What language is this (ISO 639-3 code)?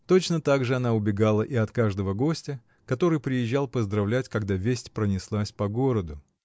rus